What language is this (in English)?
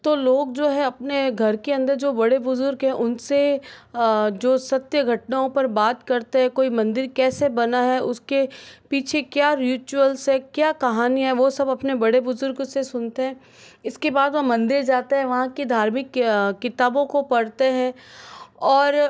Hindi